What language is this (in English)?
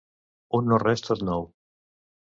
Catalan